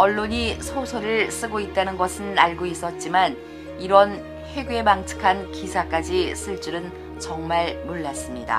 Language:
Korean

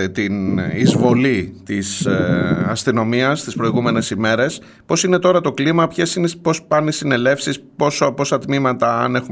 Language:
Greek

